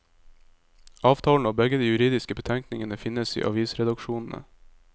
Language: Norwegian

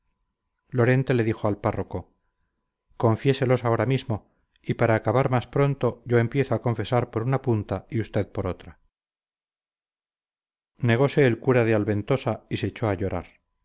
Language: Spanish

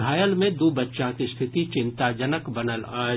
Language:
Maithili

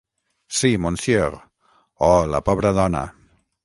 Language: Catalan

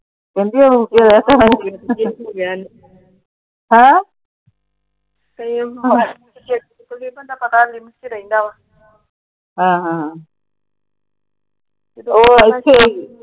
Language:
Punjabi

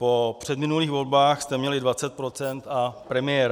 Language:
Czech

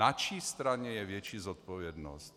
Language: Czech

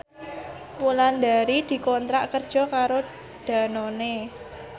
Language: Javanese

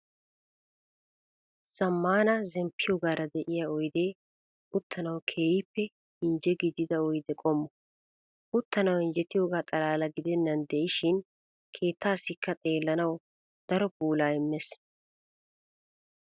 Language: Wolaytta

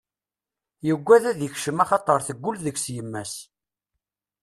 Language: Kabyle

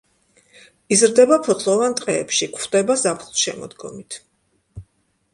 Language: Georgian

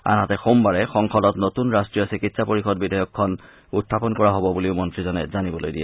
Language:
Assamese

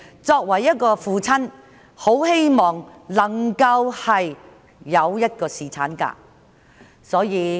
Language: Cantonese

